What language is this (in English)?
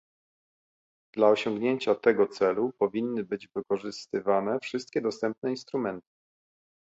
Polish